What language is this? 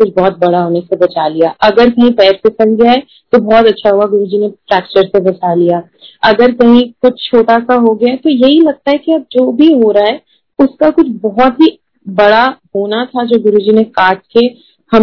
Hindi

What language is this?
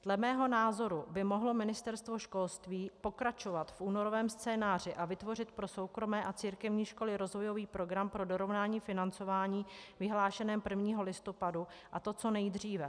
Czech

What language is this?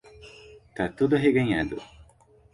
Portuguese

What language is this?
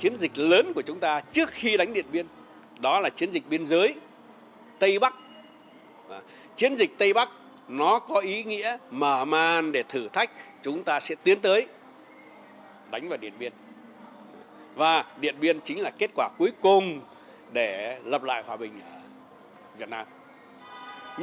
Vietnamese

